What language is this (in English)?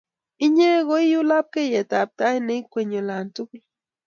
Kalenjin